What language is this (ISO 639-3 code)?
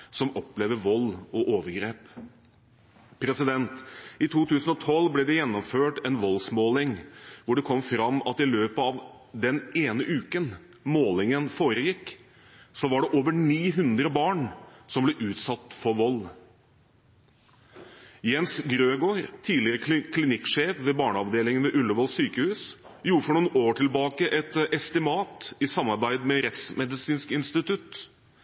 nob